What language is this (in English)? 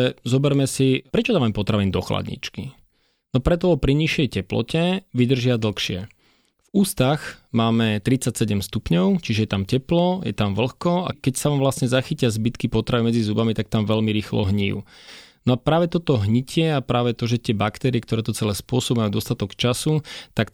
Slovak